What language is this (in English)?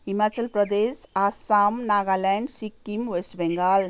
Nepali